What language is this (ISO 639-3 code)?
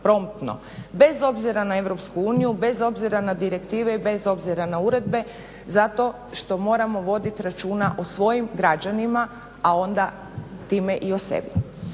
hrv